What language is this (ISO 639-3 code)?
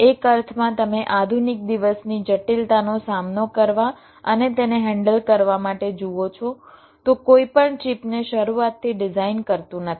guj